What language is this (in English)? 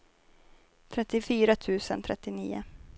Swedish